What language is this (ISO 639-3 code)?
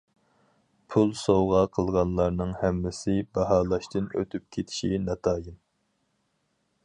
uig